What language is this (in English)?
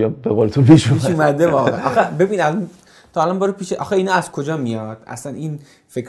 Persian